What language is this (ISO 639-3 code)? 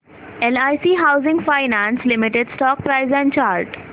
mar